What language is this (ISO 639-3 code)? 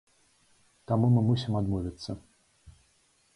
bel